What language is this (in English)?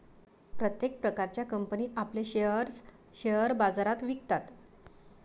Marathi